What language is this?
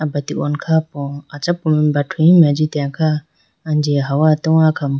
Idu-Mishmi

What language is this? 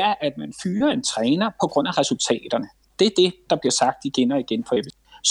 Danish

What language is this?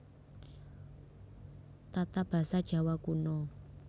Javanese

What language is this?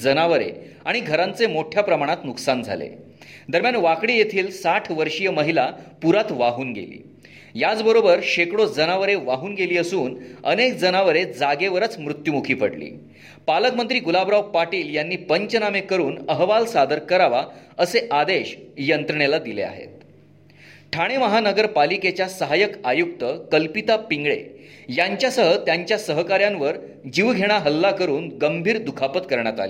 Marathi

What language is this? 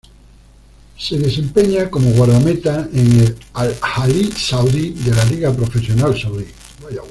Spanish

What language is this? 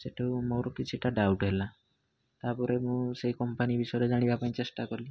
Odia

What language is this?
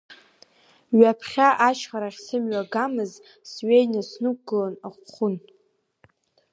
Abkhazian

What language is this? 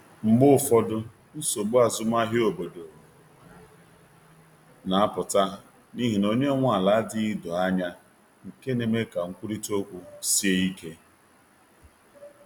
Igbo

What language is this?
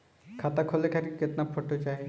Bhojpuri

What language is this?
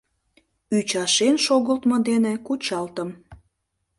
Mari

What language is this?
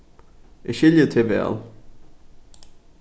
Faroese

